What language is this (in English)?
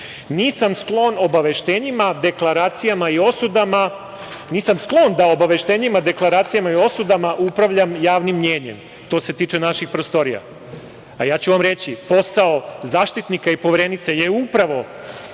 Serbian